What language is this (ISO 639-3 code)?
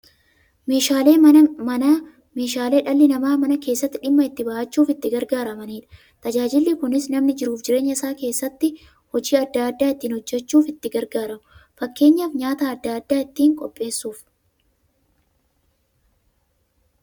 orm